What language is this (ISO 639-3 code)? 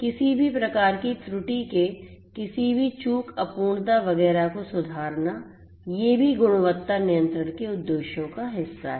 hin